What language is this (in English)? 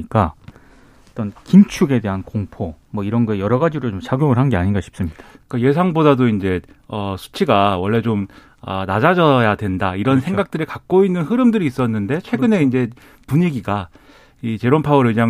Korean